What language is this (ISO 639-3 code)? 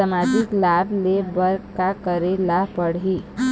hne